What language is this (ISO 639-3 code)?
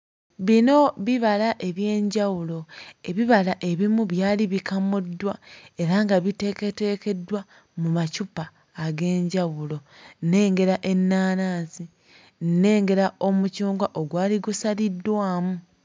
lug